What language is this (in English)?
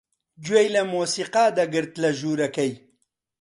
Central Kurdish